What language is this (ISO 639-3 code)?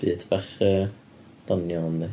cym